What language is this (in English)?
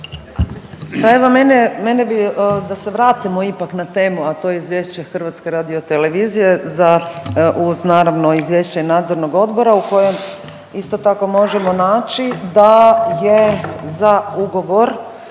Croatian